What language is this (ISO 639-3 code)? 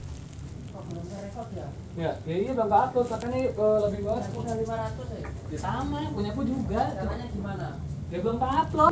jav